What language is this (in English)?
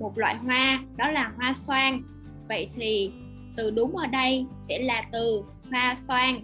Vietnamese